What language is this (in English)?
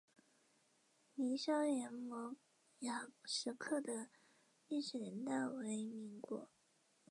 Chinese